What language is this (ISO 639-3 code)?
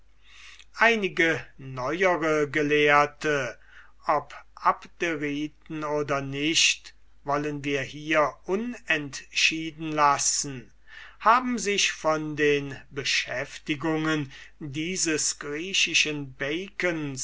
deu